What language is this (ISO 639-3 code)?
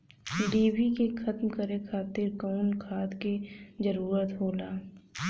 bho